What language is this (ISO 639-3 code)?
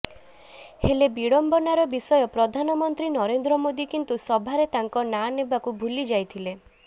ori